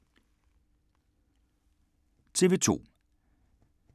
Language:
Danish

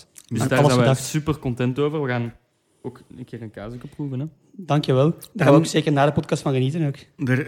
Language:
Dutch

